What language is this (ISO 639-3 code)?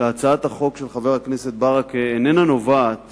heb